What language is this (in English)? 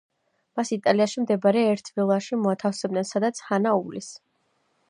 Georgian